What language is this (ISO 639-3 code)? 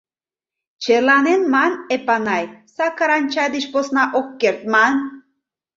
chm